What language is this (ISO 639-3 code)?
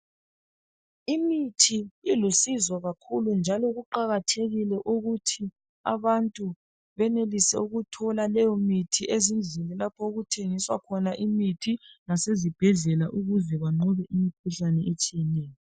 nde